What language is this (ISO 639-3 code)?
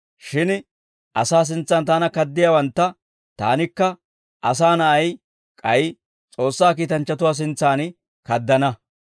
dwr